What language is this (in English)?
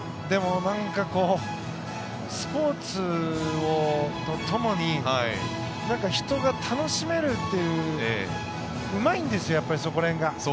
Japanese